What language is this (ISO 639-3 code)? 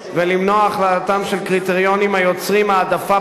heb